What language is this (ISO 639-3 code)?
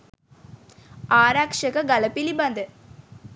sin